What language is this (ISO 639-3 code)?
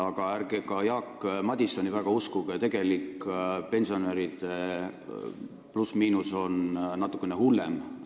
est